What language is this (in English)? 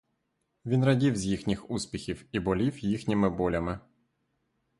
Ukrainian